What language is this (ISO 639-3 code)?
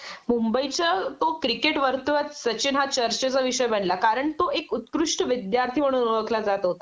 mar